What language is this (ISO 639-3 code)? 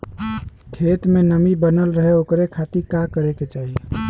bho